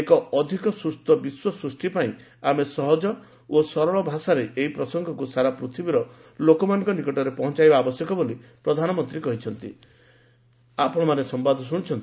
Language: Odia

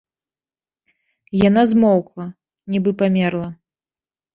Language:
Belarusian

